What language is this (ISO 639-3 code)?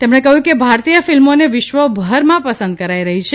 guj